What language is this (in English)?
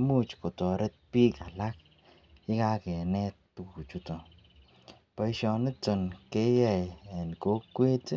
Kalenjin